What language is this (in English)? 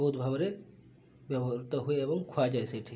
Odia